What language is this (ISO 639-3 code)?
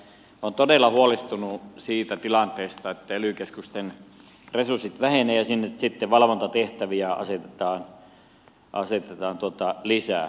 fin